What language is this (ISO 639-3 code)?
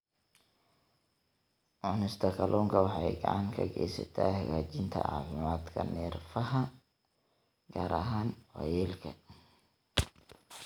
som